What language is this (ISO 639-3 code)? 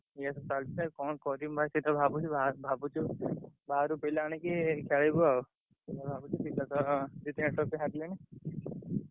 ori